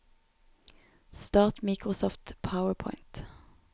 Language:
Norwegian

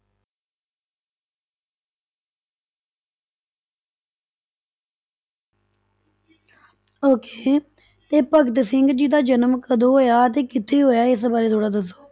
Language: Punjabi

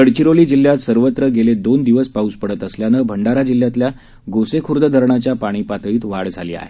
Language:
Marathi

